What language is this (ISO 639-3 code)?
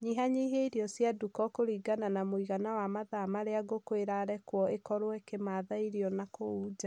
kik